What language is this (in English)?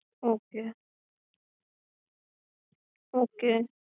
Gujarati